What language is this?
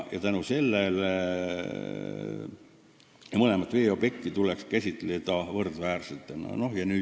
Estonian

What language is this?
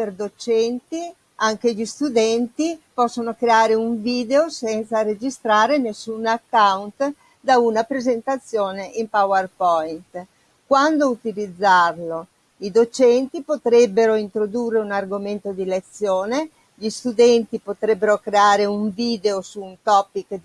Italian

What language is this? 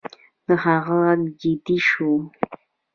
Pashto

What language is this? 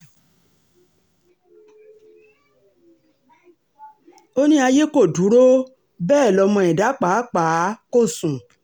Yoruba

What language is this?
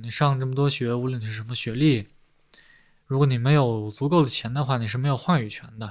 Chinese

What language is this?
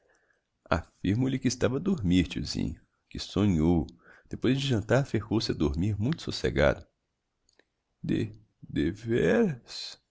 Portuguese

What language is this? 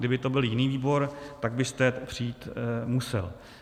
Czech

